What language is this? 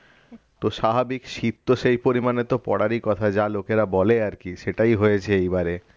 Bangla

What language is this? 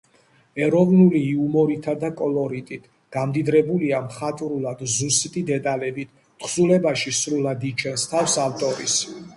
Georgian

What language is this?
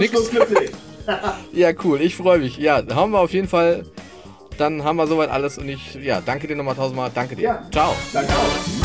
German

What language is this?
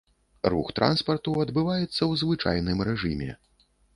Belarusian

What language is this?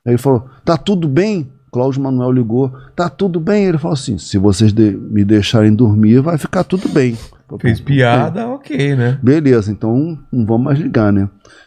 Portuguese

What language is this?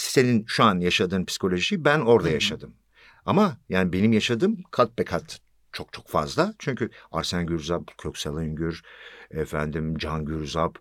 Turkish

